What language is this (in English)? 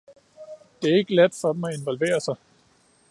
Danish